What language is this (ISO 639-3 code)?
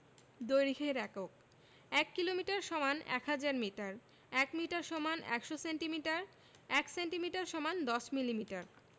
ben